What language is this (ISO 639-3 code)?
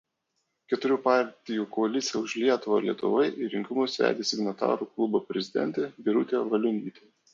lit